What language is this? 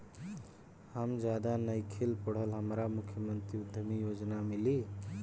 Bhojpuri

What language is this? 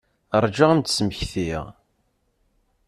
Kabyle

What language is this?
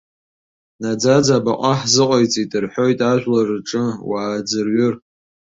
Abkhazian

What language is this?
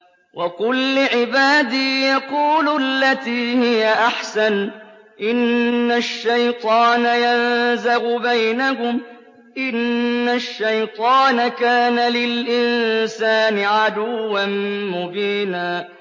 Arabic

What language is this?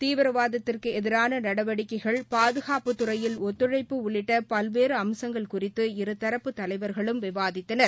Tamil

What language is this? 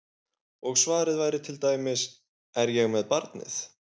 Icelandic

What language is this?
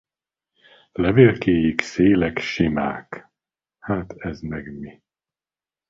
Hungarian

